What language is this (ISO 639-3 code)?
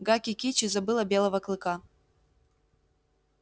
rus